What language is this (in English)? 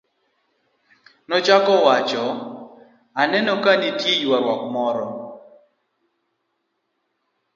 Luo (Kenya and Tanzania)